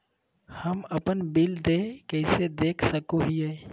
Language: Magahi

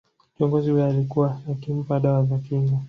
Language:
Swahili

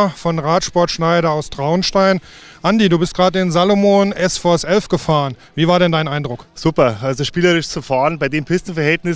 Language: German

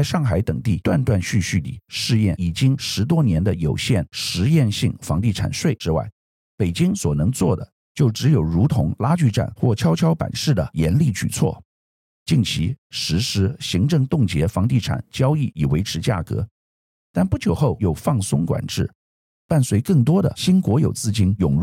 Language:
Chinese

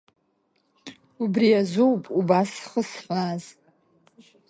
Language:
Abkhazian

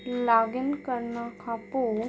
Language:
Sindhi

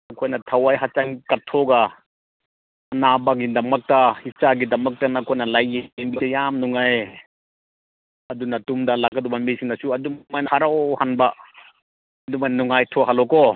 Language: Manipuri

